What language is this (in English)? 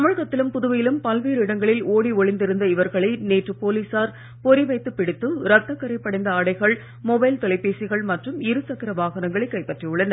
Tamil